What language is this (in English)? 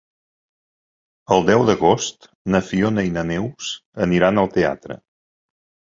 Catalan